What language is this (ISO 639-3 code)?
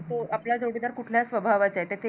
mar